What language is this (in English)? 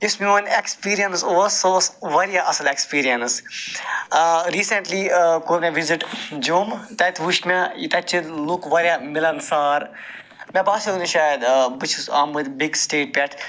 Kashmiri